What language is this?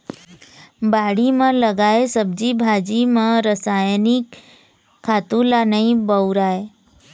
Chhattisgarhi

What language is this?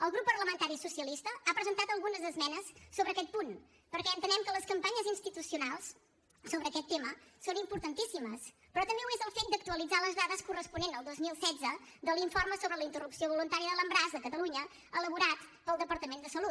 Catalan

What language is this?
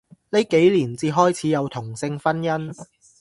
Cantonese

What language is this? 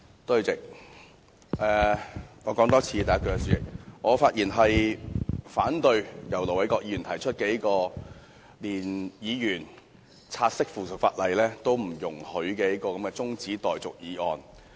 Cantonese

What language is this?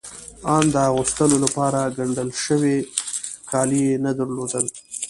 Pashto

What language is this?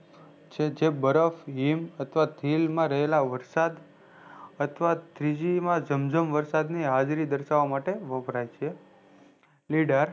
Gujarati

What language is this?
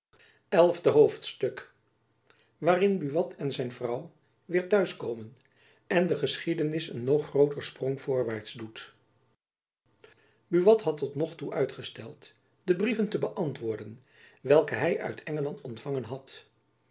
Dutch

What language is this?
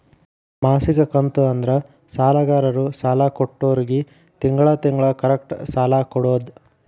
Kannada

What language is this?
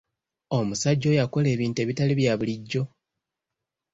Ganda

